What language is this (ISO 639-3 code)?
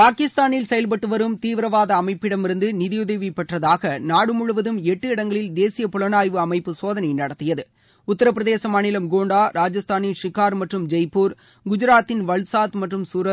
tam